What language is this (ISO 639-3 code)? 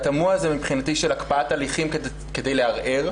heb